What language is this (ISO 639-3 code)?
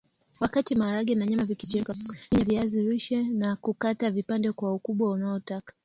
swa